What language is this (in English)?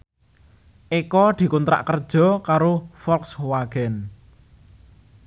Javanese